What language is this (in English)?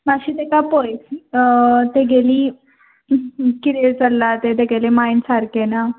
Konkani